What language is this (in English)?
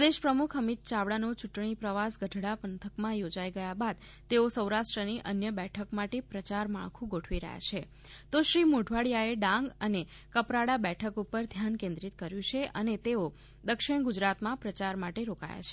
Gujarati